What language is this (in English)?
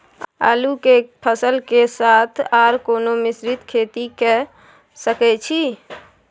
Maithili